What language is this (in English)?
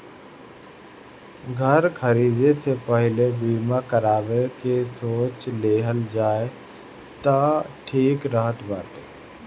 Bhojpuri